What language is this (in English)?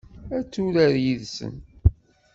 Kabyle